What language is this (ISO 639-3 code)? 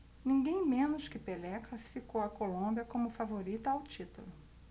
por